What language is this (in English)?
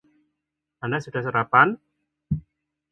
Indonesian